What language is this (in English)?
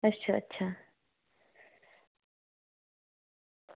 Dogri